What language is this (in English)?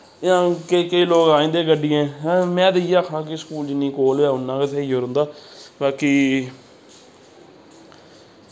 Dogri